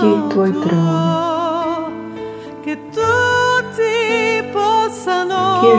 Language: Slovak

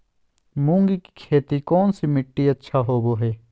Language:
Magahi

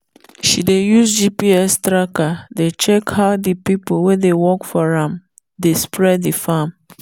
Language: Nigerian Pidgin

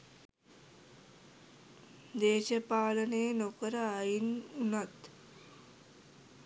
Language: Sinhala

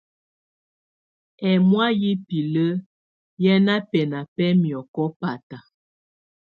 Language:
Tunen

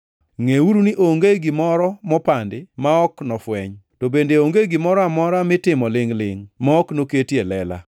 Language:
Luo (Kenya and Tanzania)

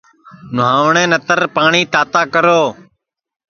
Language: Sansi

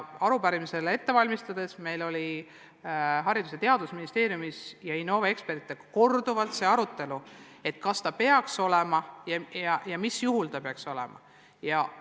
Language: Estonian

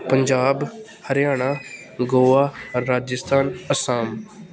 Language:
Punjabi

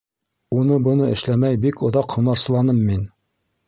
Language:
Bashkir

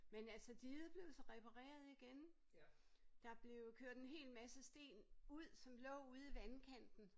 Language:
Danish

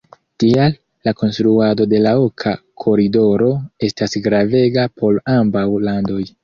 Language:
Esperanto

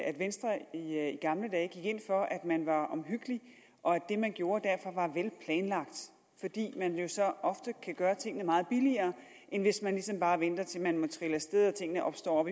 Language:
Danish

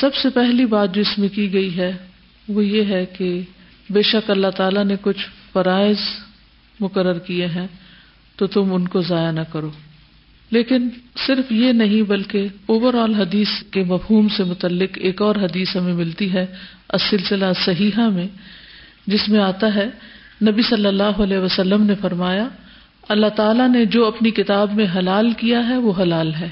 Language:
Urdu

